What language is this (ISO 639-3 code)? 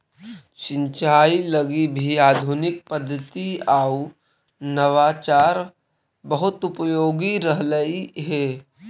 mag